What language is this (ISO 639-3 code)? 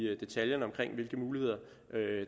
dan